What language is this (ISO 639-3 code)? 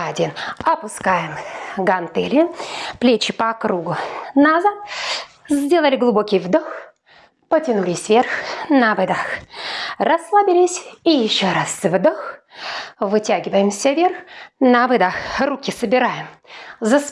rus